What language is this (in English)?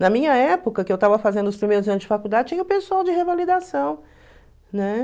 Portuguese